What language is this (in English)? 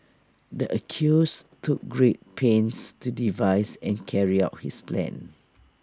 English